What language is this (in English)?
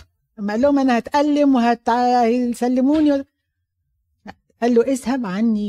Arabic